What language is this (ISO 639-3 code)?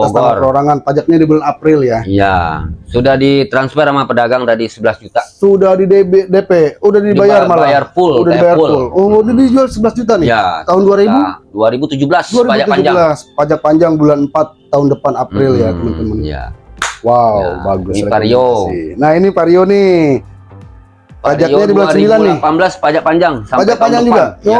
ind